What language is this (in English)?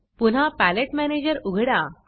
Marathi